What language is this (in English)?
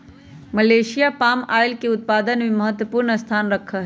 Magahi